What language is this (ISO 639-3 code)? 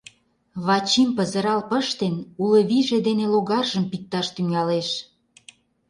chm